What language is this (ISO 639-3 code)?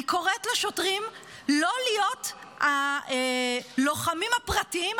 heb